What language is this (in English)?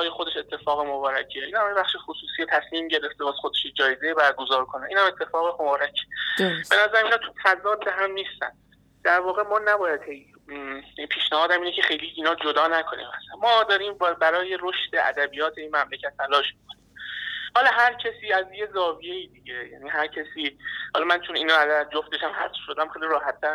Persian